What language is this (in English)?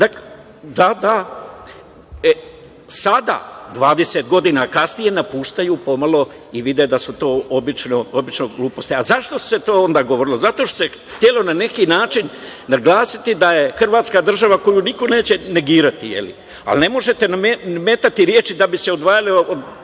Serbian